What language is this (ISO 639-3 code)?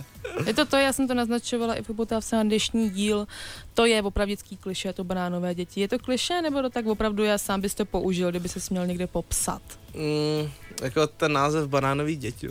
ces